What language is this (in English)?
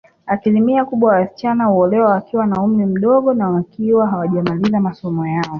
Swahili